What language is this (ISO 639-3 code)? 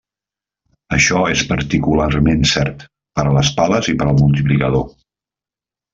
cat